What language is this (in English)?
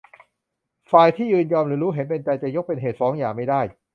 Thai